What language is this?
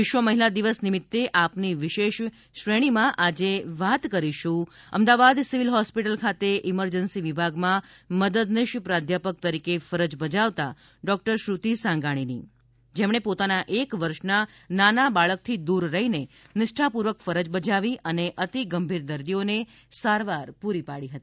Gujarati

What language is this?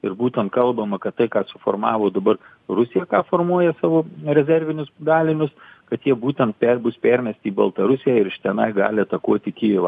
Lithuanian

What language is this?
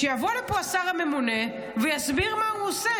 Hebrew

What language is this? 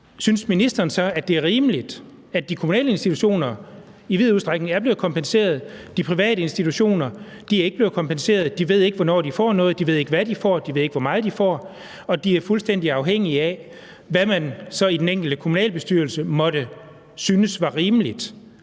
Danish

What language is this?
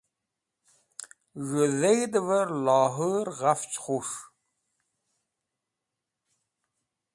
Wakhi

